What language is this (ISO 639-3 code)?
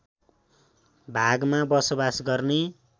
nep